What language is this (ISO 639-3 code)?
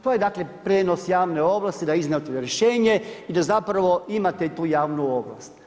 hrv